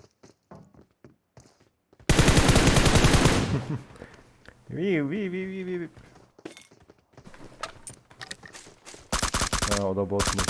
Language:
Turkish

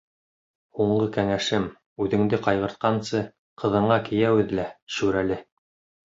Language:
Bashkir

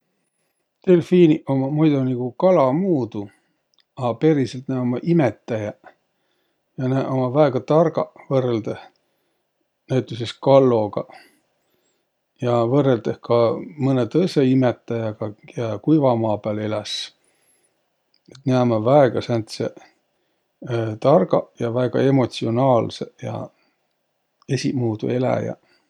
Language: Võro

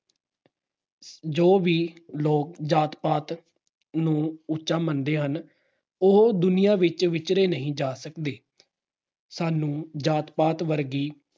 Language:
Punjabi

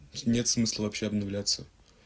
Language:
Russian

